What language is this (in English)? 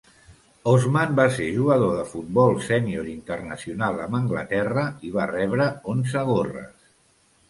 Catalan